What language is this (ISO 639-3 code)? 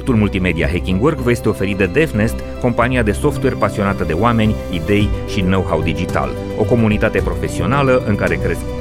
ron